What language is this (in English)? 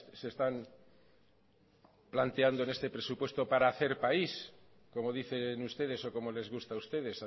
Spanish